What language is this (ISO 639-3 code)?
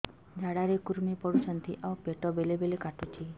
ori